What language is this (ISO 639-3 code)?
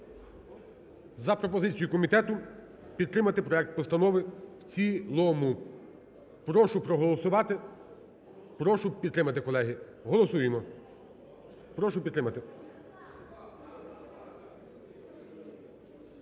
ukr